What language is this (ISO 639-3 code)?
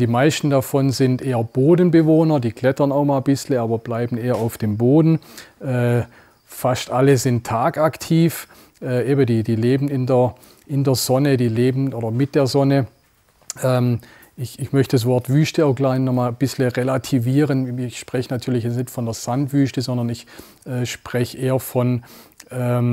deu